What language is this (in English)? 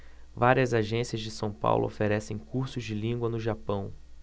Portuguese